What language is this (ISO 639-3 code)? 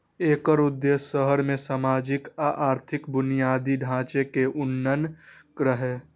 mai